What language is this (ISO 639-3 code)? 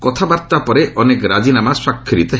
ori